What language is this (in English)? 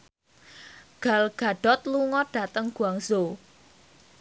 Javanese